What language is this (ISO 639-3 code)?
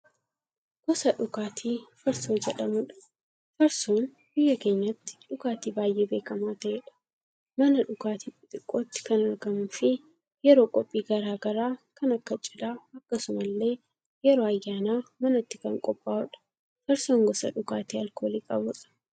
orm